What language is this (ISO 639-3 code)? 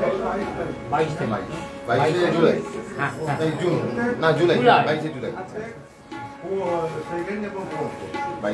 ron